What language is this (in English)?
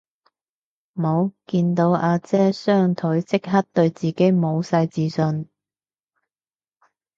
Cantonese